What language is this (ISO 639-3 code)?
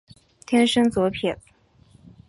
zho